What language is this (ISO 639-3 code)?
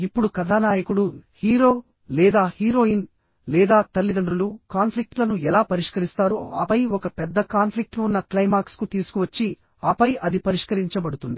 tel